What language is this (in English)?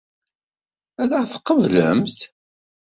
Kabyle